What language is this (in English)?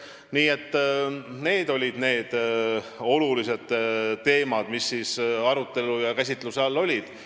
Estonian